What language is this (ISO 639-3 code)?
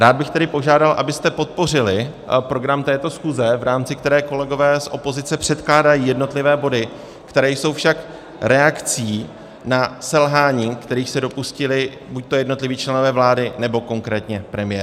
ces